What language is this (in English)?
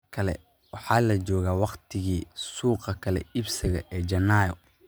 Somali